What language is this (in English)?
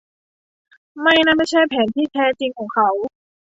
Thai